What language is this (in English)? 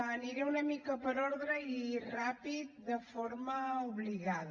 Catalan